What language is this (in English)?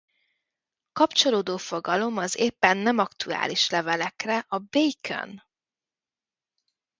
Hungarian